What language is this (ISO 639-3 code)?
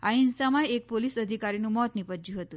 guj